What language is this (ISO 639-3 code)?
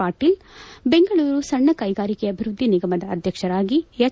kan